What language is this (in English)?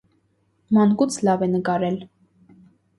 Armenian